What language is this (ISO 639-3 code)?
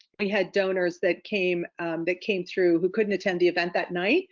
eng